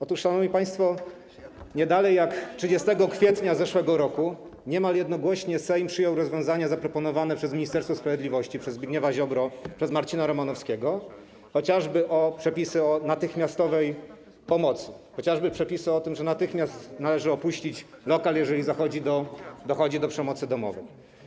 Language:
Polish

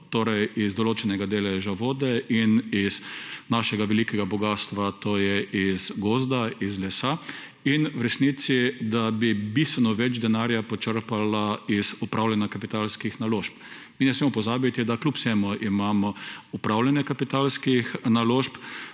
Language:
Slovenian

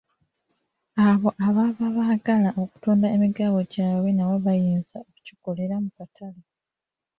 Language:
Ganda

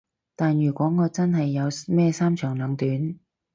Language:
Cantonese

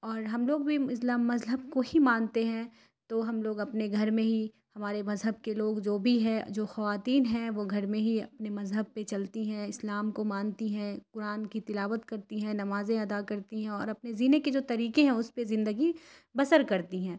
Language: Urdu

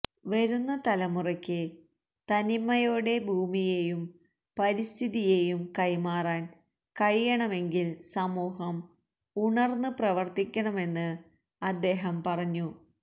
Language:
Malayalam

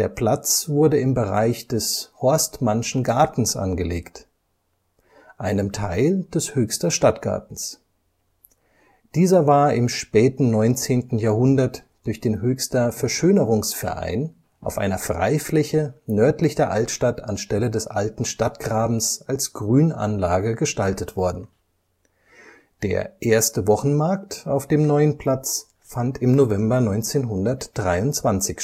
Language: German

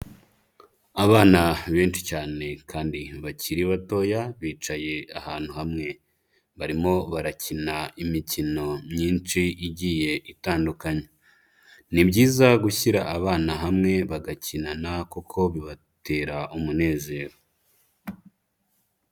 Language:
Kinyarwanda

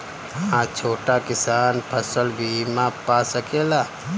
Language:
Bhojpuri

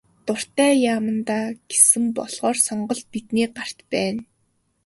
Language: Mongolian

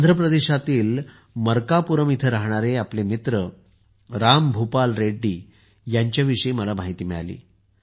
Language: Marathi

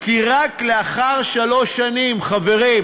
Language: Hebrew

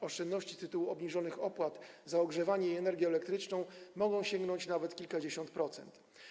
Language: Polish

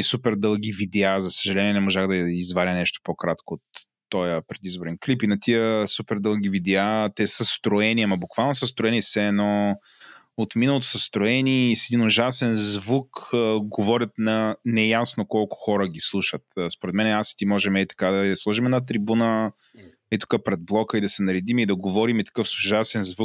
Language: Bulgarian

